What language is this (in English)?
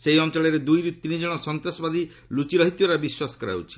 Odia